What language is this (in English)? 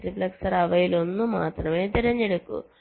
Malayalam